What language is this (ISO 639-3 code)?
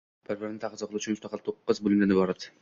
uzb